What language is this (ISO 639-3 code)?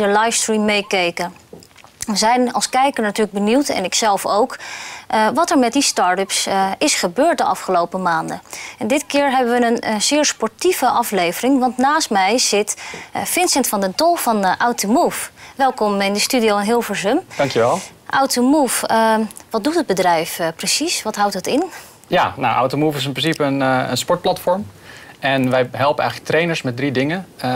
nld